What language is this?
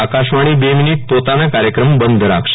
Gujarati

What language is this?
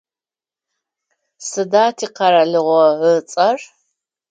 Adyghe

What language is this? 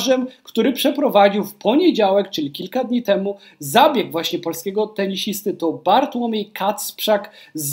Polish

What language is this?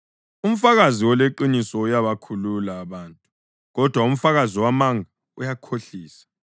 North Ndebele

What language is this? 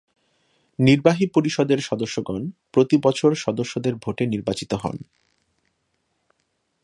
Bangla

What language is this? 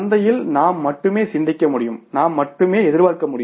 Tamil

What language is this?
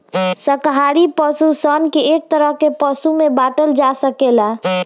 Bhojpuri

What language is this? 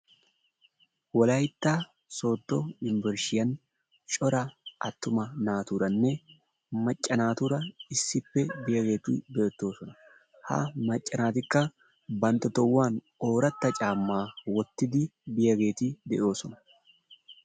Wolaytta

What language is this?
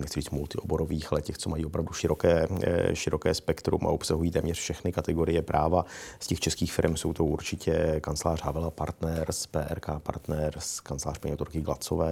Czech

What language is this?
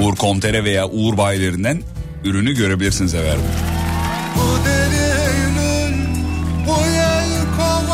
Turkish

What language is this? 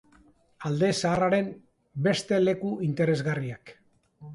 Basque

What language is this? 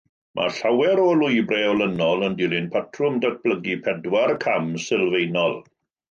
Welsh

